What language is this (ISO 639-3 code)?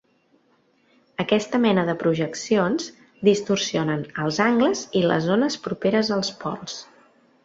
cat